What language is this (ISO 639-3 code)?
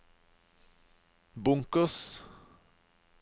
nor